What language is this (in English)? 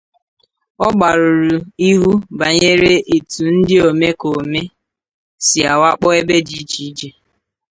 Igbo